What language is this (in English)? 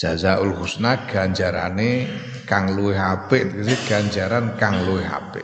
Indonesian